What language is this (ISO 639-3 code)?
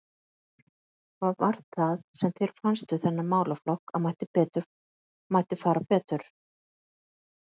isl